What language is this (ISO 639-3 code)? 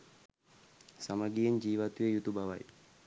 sin